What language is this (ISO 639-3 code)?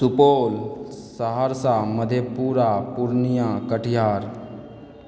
mai